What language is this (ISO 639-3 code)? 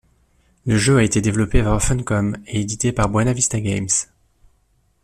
fra